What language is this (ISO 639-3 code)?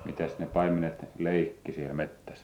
fin